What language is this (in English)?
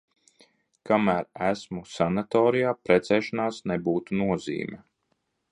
Latvian